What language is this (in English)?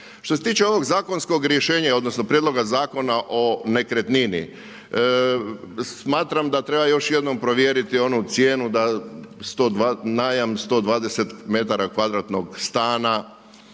Croatian